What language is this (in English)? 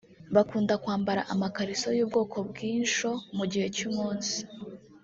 Kinyarwanda